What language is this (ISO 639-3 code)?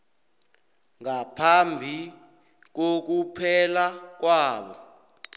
nbl